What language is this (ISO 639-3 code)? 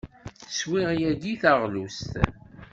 kab